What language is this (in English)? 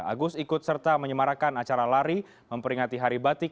Indonesian